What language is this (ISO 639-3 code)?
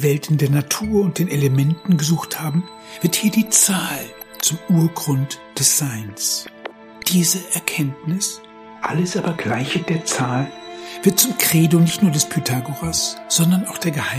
deu